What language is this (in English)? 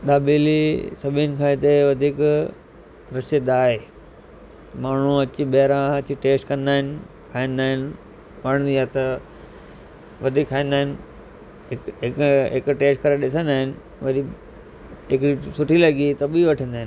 Sindhi